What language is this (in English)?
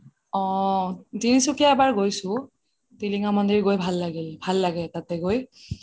Assamese